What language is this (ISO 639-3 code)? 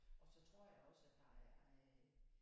dan